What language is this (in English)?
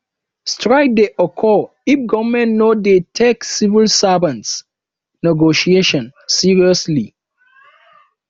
Nigerian Pidgin